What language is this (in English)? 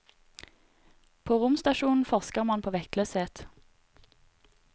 Norwegian